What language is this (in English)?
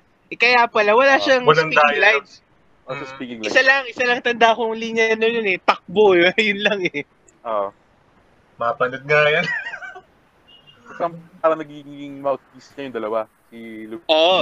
Filipino